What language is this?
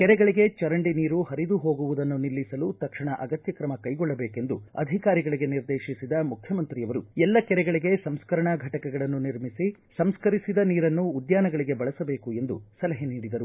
Kannada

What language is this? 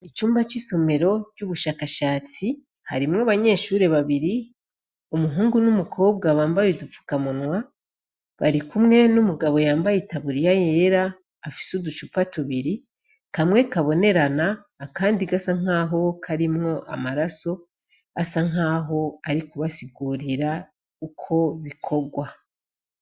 Rundi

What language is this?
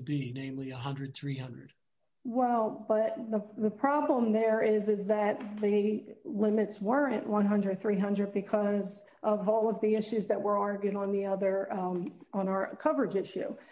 English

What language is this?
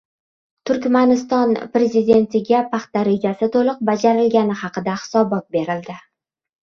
Uzbek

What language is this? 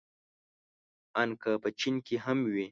Pashto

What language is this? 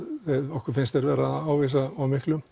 Icelandic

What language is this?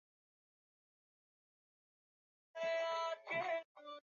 Swahili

